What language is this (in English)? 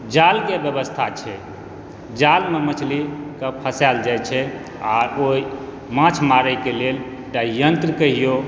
Maithili